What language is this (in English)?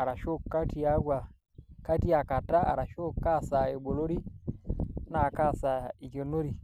Masai